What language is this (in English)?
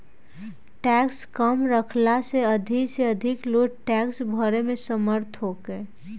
Bhojpuri